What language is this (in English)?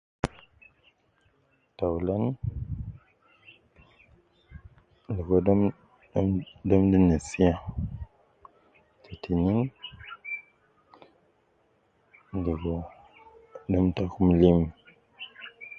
Nubi